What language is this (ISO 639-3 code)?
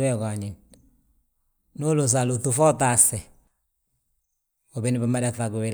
bjt